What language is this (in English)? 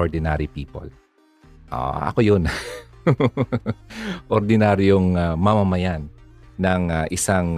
Filipino